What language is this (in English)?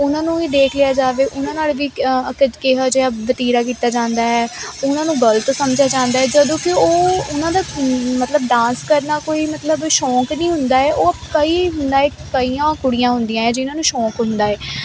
Punjabi